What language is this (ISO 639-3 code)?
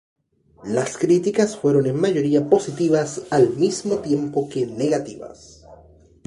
spa